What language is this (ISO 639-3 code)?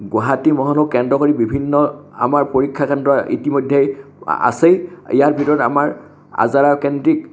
asm